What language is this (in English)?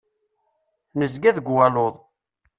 Kabyle